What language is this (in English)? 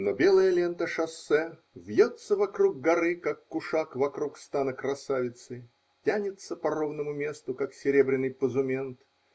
Russian